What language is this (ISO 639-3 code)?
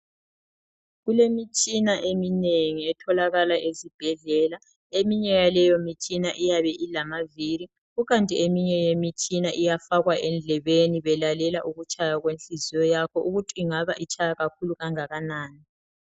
nde